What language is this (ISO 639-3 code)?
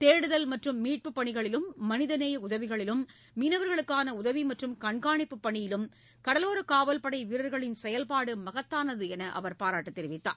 tam